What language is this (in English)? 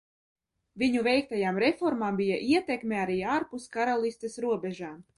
Latvian